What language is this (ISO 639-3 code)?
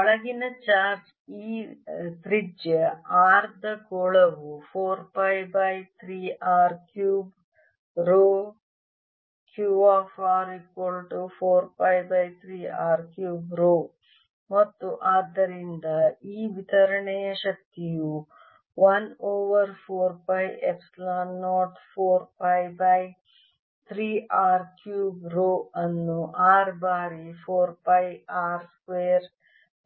kan